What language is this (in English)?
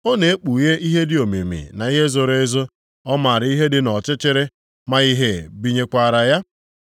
Igbo